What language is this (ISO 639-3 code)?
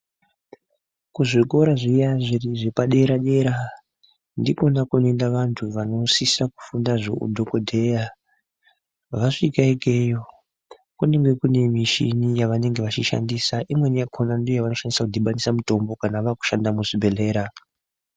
ndc